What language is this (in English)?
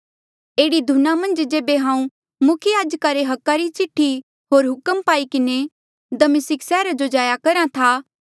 Mandeali